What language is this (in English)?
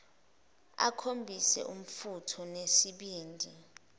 Zulu